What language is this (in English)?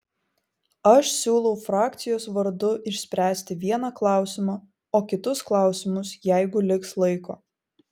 Lithuanian